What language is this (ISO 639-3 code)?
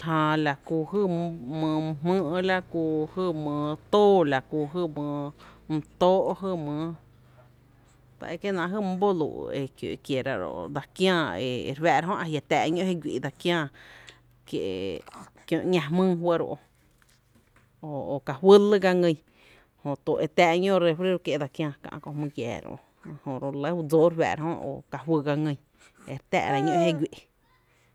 cte